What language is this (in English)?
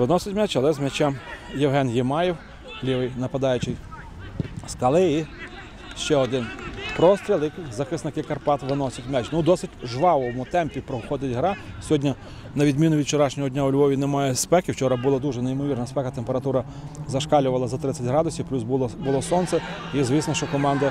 Ukrainian